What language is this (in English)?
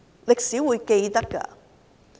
Cantonese